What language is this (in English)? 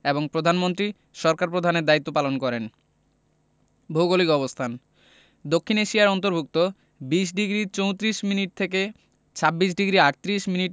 Bangla